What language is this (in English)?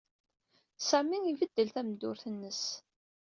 Kabyle